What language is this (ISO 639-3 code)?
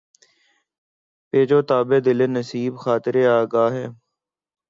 urd